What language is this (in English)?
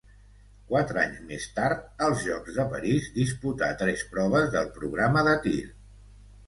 Catalan